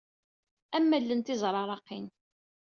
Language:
Kabyle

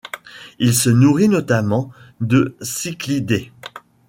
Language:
French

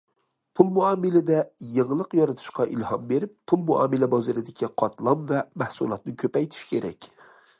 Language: Uyghur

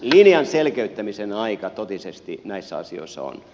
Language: Finnish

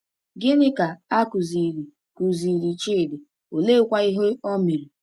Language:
Igbo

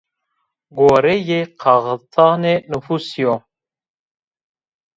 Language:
Zaza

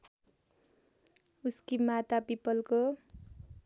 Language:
Nepali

